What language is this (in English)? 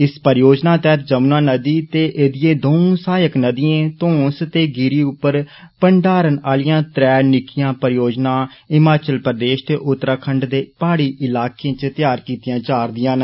Dogri